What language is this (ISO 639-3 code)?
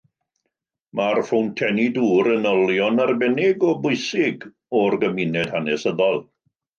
cym